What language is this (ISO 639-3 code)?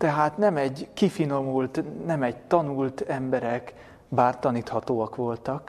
hun